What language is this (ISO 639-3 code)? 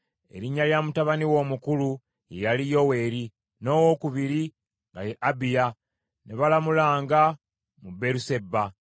lug